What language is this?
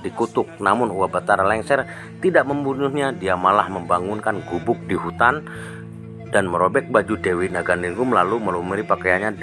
Indonesian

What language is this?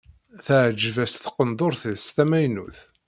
Kabyle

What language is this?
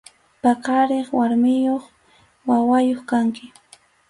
Arequipa-La Unión Quechua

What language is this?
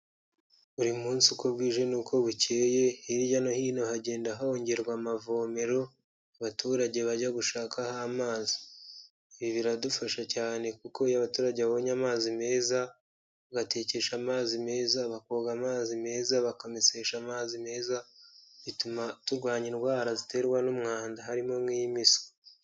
Kinyarwanda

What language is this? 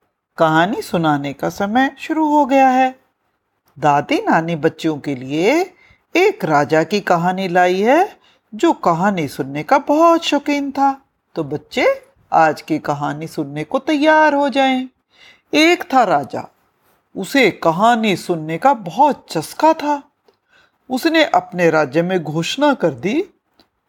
Hindi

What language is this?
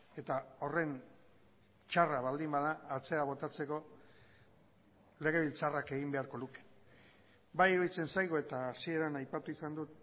Basque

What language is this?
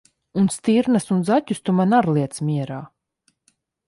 Latvian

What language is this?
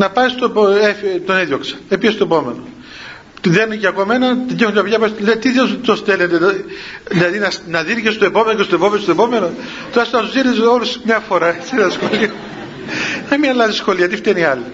Greek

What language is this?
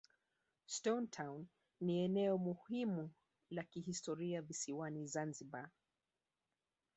Swahili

